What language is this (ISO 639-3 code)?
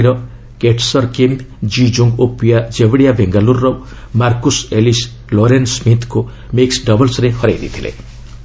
ori